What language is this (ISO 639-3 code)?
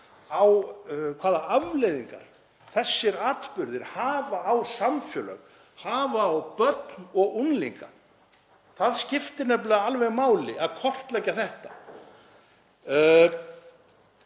isl